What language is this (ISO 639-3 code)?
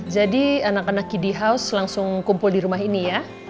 ind